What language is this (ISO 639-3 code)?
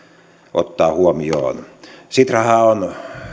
fin